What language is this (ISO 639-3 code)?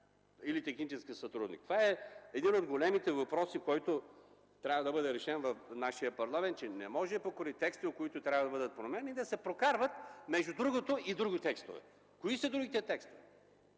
bul